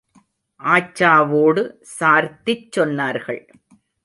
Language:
Tamil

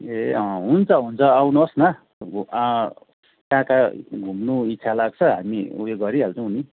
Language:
Nepali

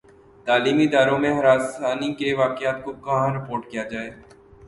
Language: Urdu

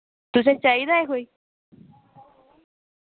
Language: Dogri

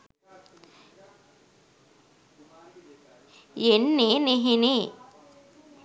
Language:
Sinhala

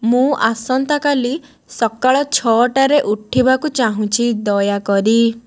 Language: Odia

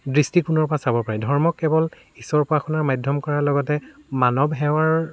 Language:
Assamese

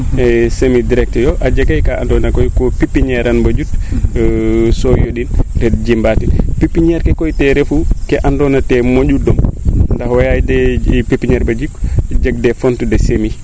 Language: Serer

